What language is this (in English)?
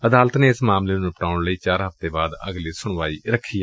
Punjabi